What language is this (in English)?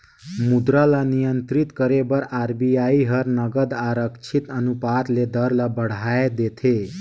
Chhattisgarhi